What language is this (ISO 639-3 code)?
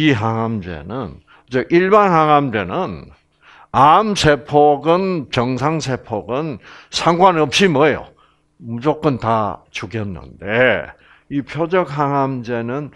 kor